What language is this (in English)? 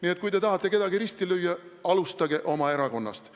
Estonian